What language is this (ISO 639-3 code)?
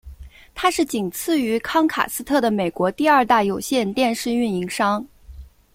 zho